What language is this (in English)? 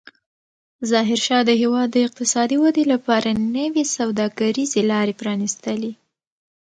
Pashto